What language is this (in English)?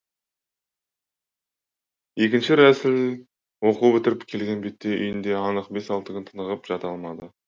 Kazakh